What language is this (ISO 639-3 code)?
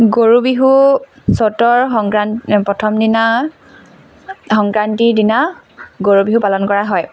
asm